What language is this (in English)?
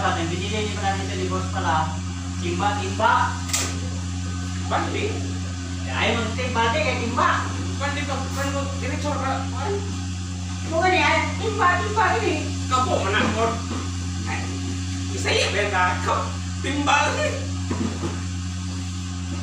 Filipino